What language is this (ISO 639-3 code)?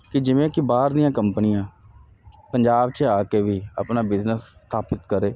pan